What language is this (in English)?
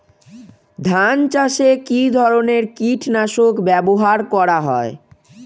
Bangla